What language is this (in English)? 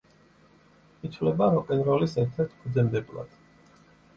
Georgian